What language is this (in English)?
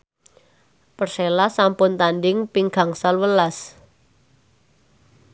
Javanese